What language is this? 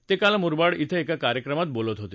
Marathi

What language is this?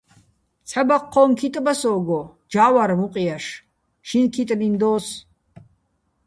Bats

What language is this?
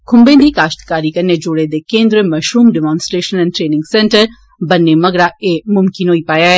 Dogri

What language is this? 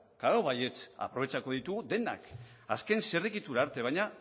Basque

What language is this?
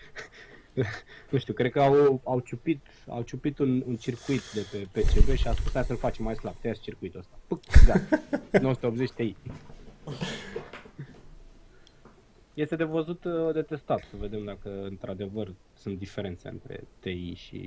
Romanian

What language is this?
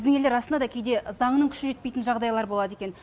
Kazakh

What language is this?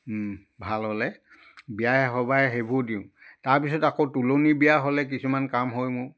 Assamese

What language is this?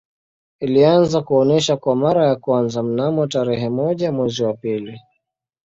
Swahili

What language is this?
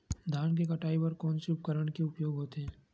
Chhattisgarhi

